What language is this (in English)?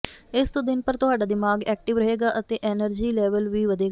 Punjabi